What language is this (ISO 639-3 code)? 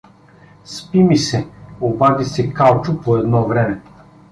bul